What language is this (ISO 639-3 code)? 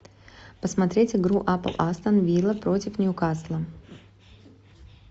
rus